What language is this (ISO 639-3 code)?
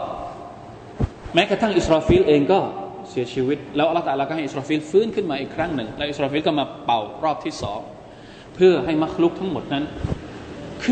tha